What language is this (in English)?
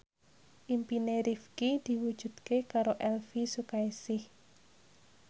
Javanese